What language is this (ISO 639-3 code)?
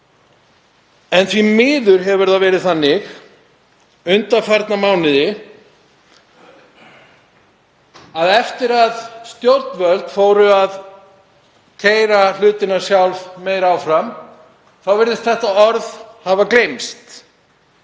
isl